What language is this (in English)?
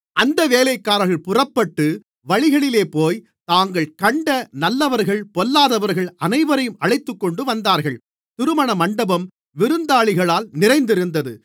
Tamil